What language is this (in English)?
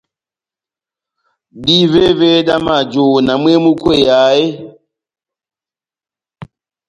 Batanga